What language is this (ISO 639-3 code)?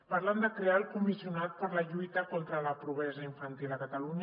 cat